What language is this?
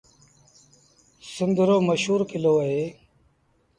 Sindhi Bhil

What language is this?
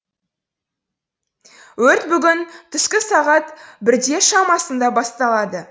Kazakh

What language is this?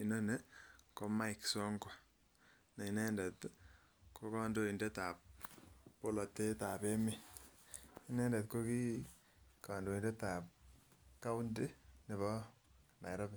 Kalenjin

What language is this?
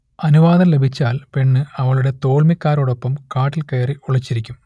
Malayalam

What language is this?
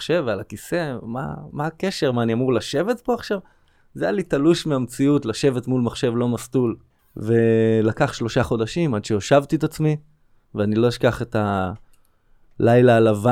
Hebrew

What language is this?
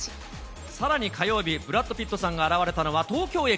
Japanese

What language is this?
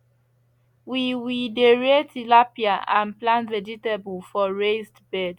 Nigerian Pidgin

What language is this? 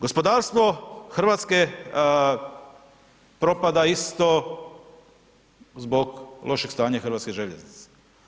Croatian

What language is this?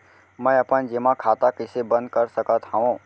Chhattisgarhi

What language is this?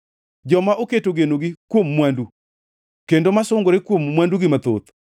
Luo (Kenya and Tanzania)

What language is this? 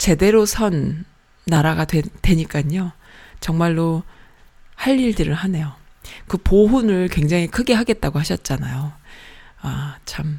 Korean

